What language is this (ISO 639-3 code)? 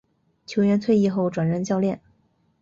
zho